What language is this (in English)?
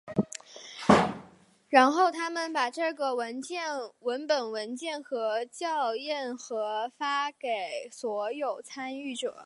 Chinese